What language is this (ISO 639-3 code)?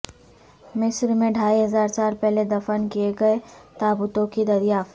urd